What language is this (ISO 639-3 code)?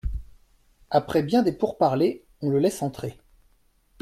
fra